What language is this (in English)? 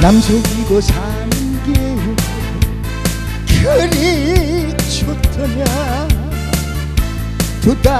Thai